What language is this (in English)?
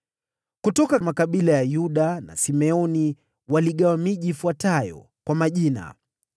Swahili